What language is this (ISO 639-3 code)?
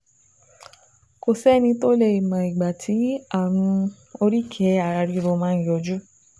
yor